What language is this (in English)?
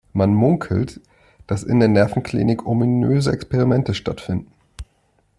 German